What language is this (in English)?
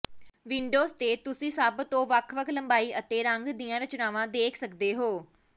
Punjabi